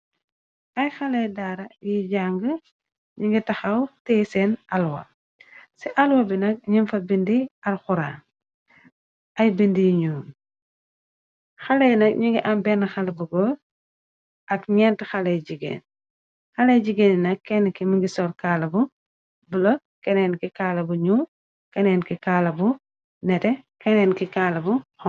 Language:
Wolof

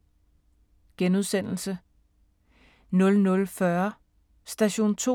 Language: Danish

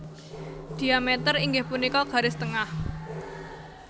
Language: Javanese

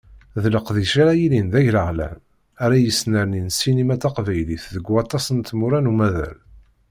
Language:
Kabyle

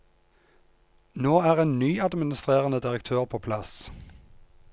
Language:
Norwegian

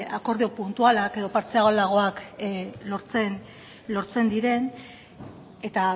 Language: Basque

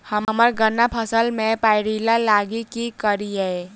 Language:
Maithili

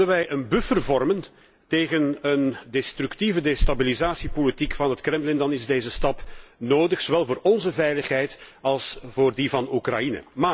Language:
Dutch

